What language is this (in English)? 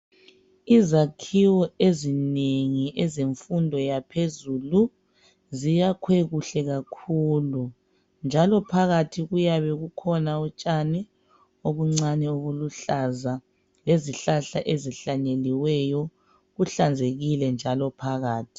North Ndebele